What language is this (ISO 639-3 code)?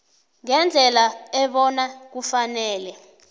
nbl